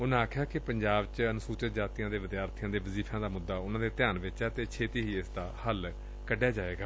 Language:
Punjabi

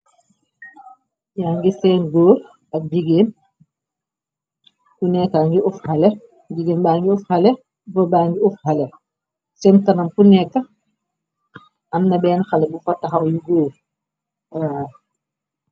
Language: Wolof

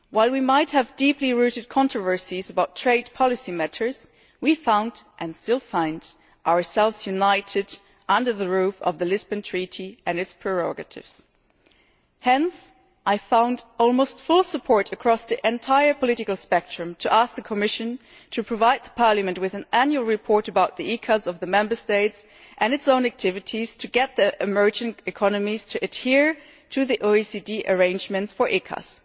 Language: English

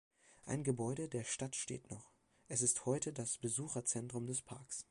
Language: German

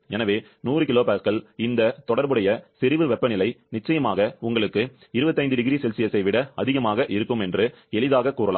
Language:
Tamil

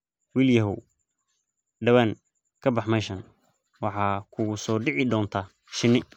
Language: Somali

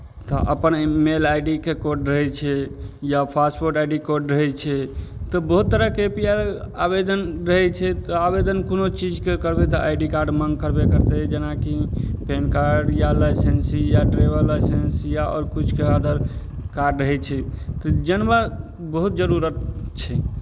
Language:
Maithili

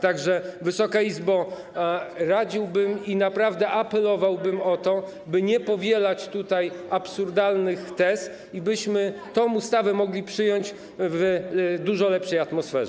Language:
Polish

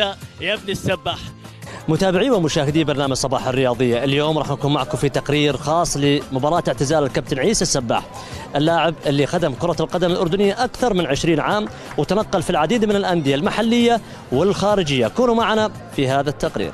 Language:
Arabic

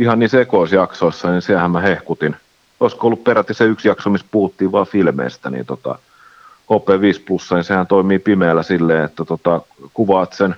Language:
Finnish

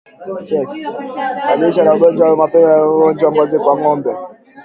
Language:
Swahili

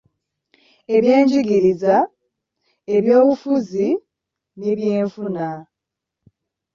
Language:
Ganda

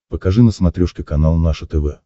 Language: Russian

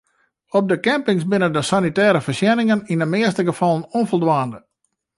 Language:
Western Frisian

